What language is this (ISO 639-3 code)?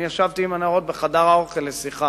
heb